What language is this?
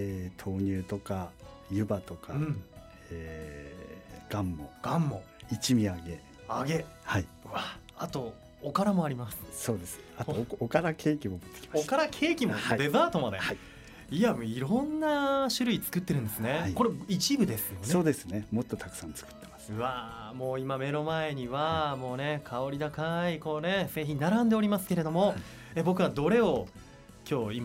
Japanese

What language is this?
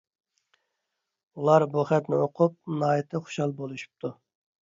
Uyghur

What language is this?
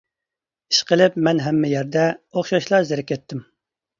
Uyghur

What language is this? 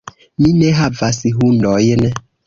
Esperanto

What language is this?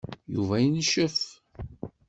Kabyle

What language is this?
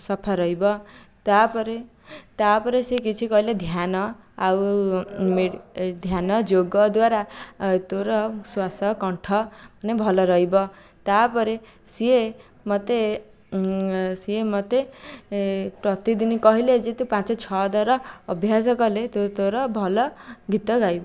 Odia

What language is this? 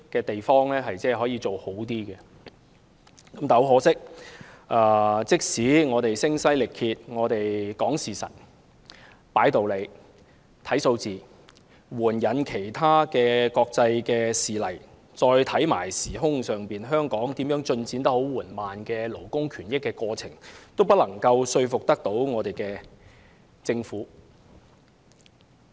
Cantonese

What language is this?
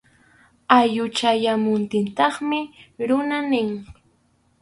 Arequipa-La Unión Quechua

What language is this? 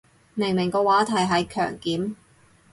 Cantonese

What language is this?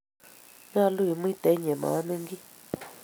Kalenjin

